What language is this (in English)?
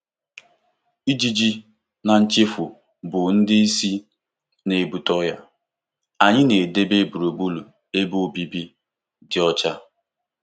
Igbo